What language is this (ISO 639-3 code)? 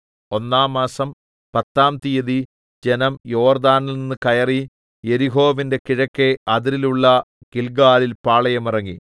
mal